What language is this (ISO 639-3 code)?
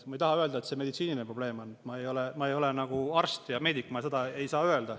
est